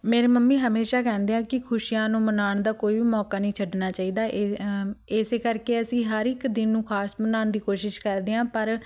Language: Punjabi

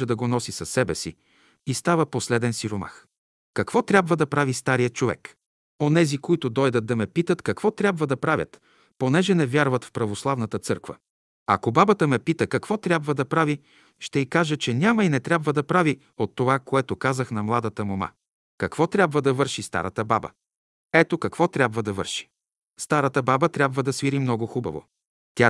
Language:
Bulgarian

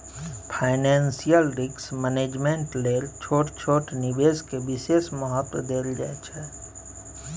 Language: Maithili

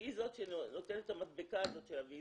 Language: Hebrew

